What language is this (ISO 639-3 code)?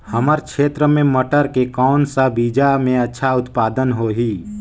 hne